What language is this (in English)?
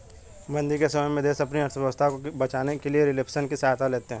Hindi